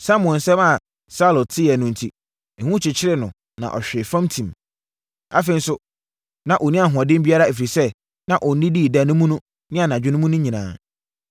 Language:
Akan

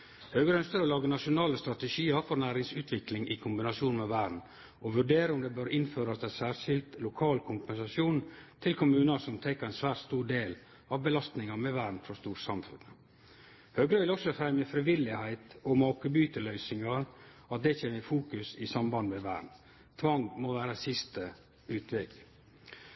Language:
Norwegian Nynorsk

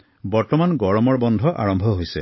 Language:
Assamese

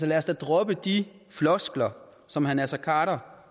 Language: Danish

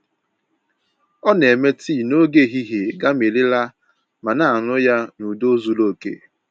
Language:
Igbo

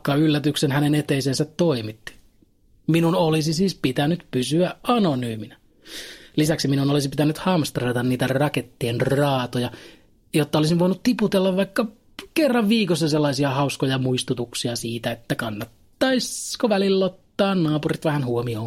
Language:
Finnish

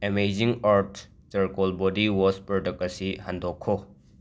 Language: Manipuri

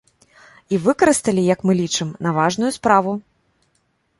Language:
Belarusian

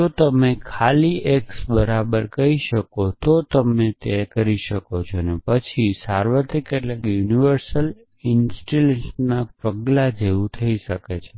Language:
Gujarati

